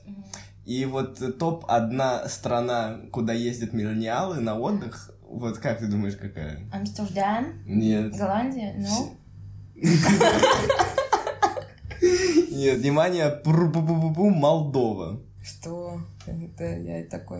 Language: Russian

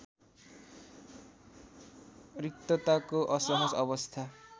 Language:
Nepali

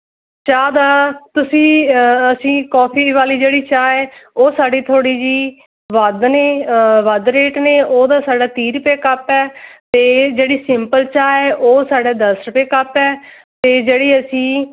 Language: Punjabi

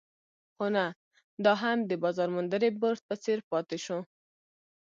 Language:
Pashto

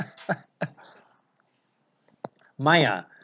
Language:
English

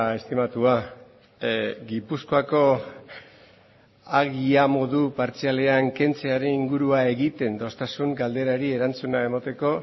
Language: Basque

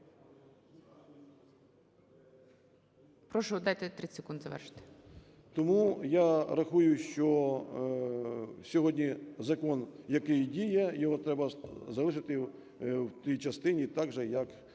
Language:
Ukrainian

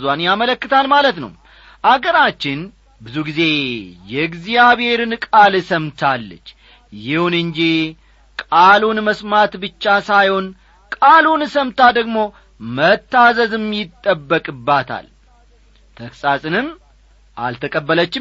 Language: Amharic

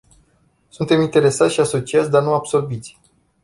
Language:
Romanian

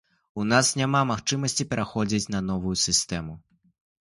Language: Belarusian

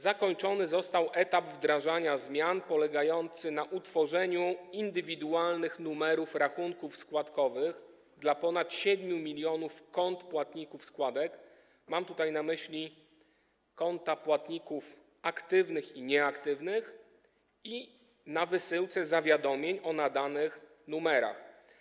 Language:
Polish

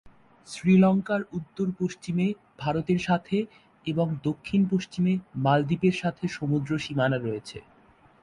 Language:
Bangla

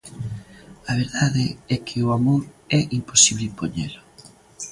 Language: Galician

